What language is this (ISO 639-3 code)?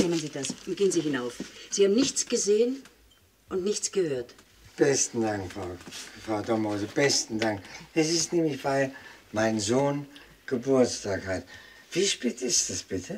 deu